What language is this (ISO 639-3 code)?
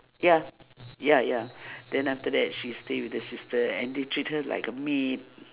eng